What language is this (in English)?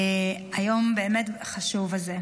Hebrew